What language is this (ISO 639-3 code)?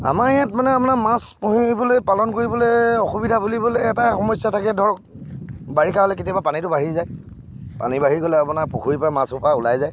asm